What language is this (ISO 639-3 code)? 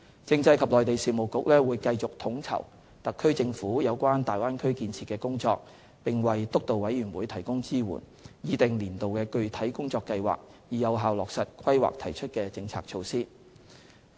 yue